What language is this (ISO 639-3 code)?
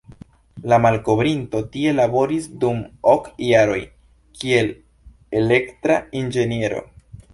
epo